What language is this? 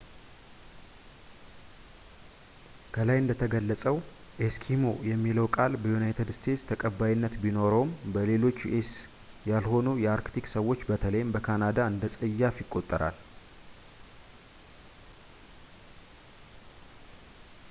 Amharic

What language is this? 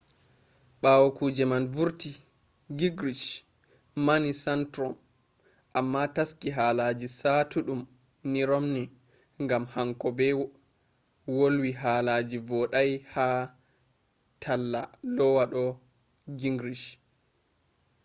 Fula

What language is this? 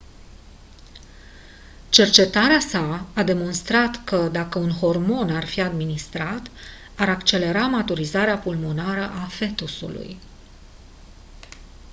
Romanian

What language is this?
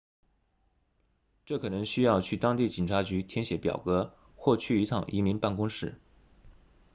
Chinese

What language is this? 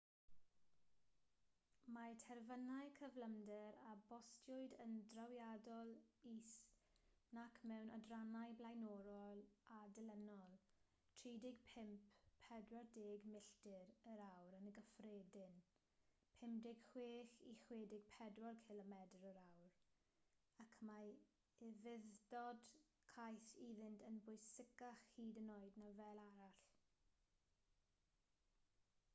Welsh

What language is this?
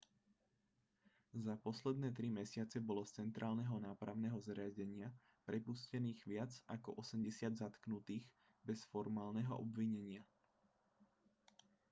Slovak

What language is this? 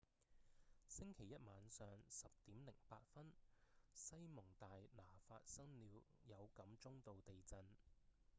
Cantonese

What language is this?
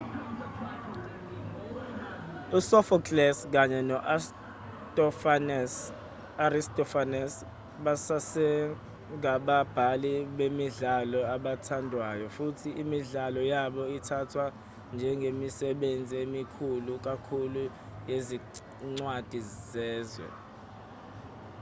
Zulu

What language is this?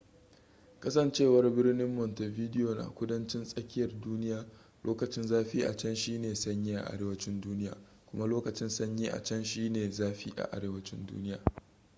Hausa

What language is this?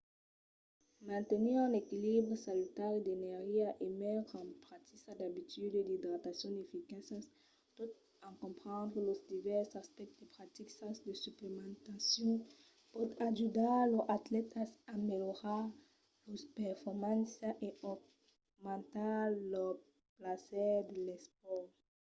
Occitan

